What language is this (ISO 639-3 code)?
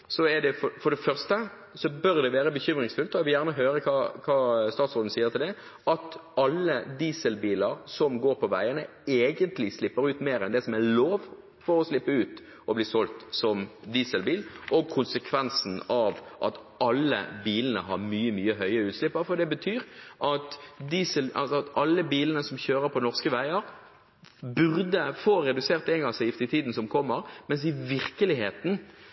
nob